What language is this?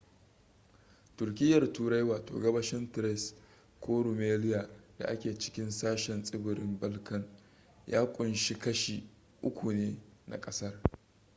Hausa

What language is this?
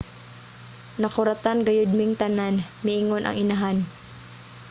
Cebuano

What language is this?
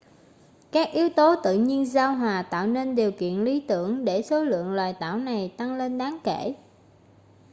Vietnamese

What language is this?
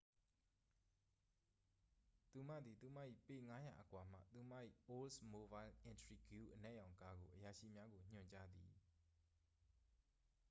Burmese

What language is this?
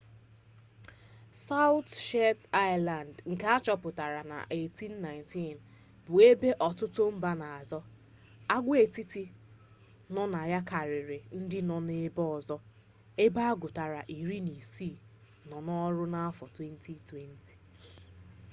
Igbo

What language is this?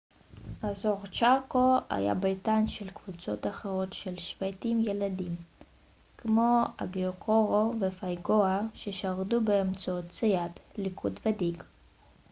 Hebrew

